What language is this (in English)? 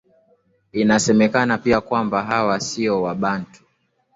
Swahili